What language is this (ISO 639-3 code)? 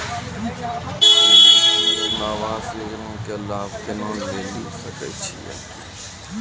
mai